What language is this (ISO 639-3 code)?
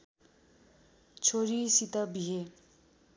nep